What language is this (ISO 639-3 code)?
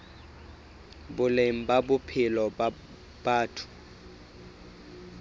sot